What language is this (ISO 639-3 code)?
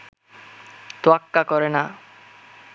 ben